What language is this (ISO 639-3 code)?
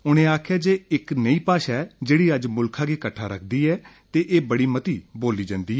doi